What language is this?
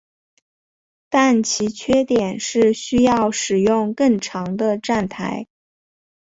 Chinese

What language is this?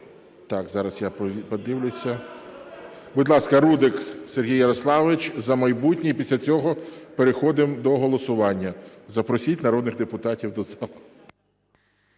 Ukrainian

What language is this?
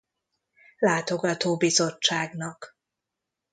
Hungarian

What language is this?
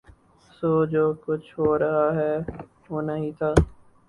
Urdu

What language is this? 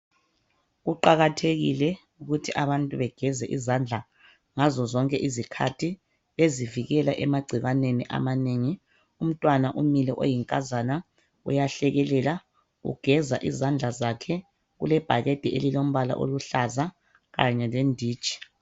North Ndebele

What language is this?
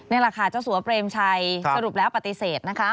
Thai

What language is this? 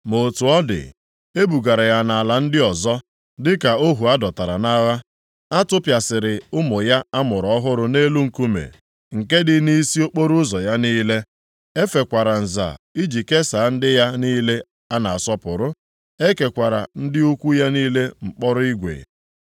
Igbo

